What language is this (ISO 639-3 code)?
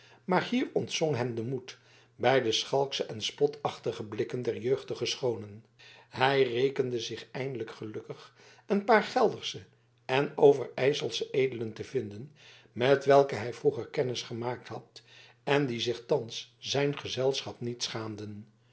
nld